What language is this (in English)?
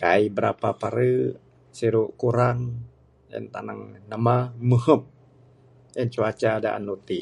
Bukar-Sadung Bidayuh